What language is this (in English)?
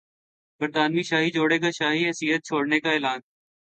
Urdu